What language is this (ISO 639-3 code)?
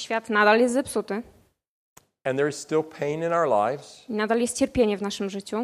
pol